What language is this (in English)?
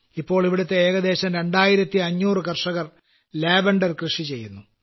Malayalam